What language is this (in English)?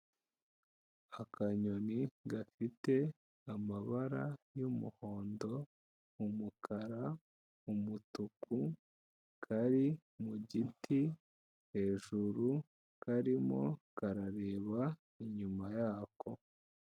Kinyarwanda